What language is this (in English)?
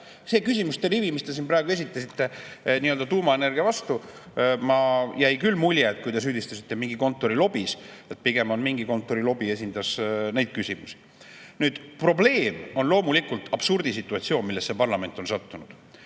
Estonian